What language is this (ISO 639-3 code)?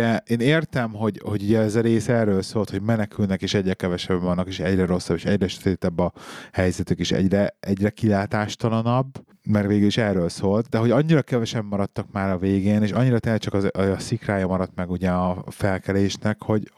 hun